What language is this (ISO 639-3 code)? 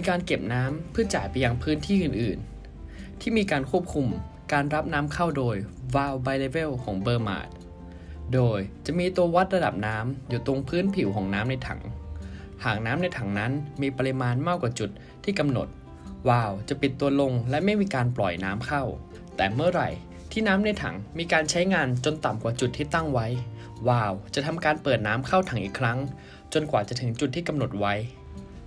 tha